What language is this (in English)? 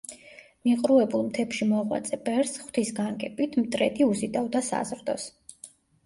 Georgian